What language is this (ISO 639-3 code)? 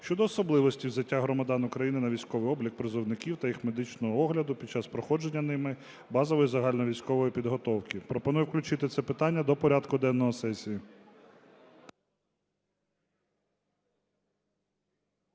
ukr